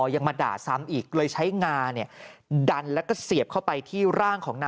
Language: Thai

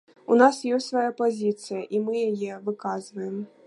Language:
Belarusian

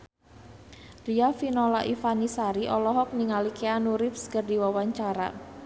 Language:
Sundanese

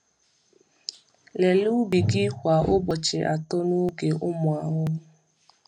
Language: Igbo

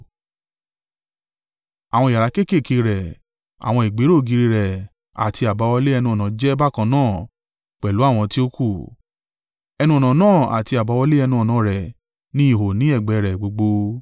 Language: Yoruba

